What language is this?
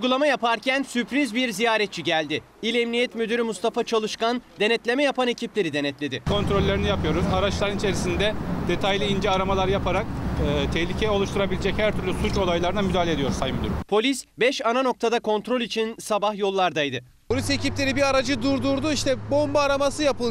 Turkish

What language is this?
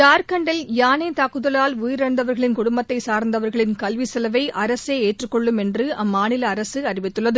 Tamil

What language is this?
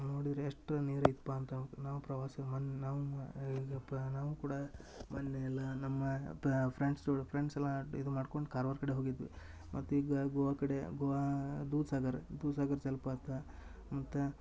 Kannada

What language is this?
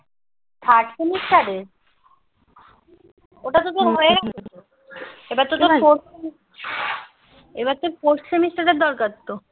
Bangla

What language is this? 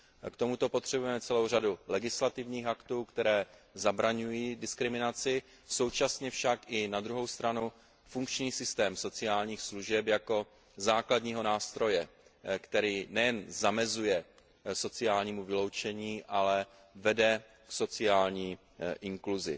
Czech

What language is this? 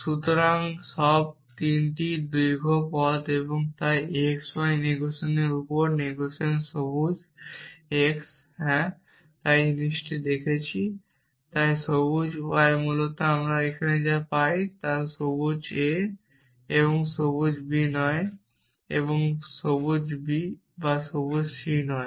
Bangla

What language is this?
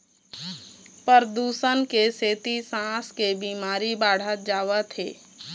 Chhattisgarhi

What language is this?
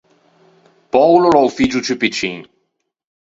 Ligurian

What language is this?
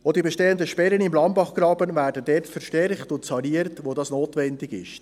Swiss German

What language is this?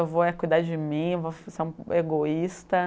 Portuguese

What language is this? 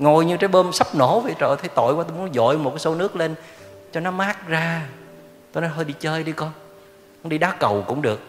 Vietnamese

